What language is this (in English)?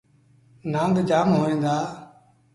Sindhi Bhil